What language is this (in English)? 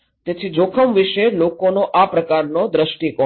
Gujarati